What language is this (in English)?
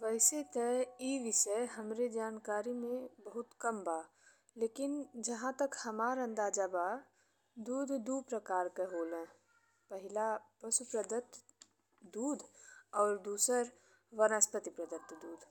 Bhojpuri